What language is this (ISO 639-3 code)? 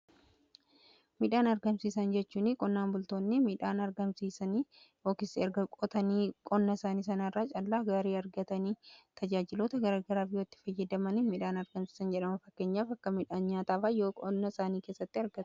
orm